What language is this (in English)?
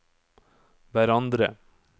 Norwegian